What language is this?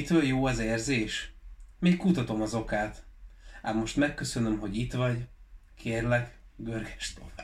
Hungarian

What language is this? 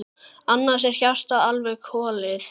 Icelandic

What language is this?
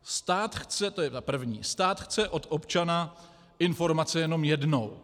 Czech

